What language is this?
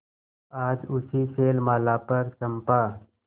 Hindi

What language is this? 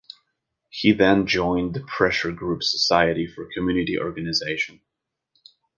English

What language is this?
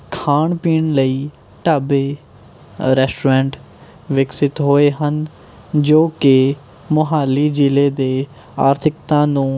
Punjabi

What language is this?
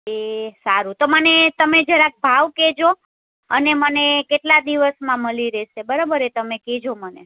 Gujarati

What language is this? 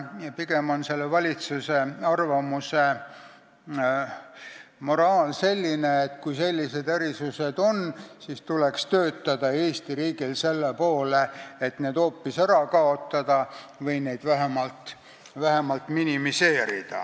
Estonian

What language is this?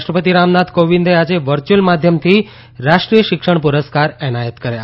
Gujarati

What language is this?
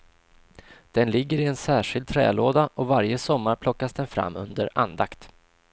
Swedish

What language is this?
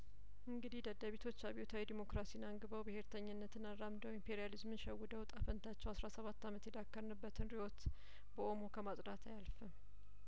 Amharic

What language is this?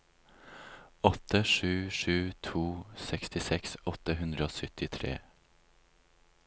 Norwegian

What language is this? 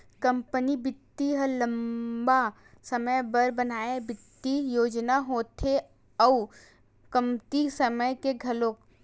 Chhattisgarhi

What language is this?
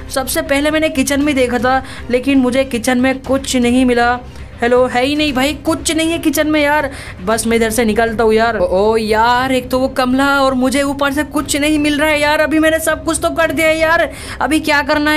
Hindi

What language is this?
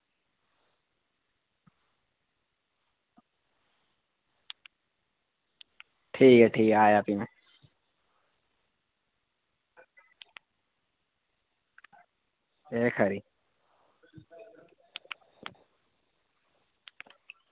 Dogri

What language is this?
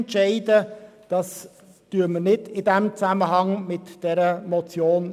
Swiss German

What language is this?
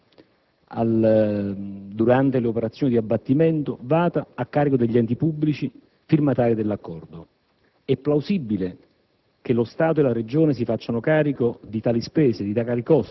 Italian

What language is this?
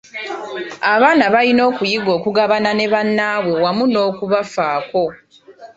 Ganda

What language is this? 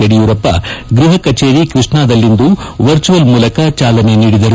Kannada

